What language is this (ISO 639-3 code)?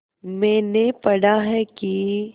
hin